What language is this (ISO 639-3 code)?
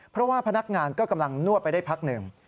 tha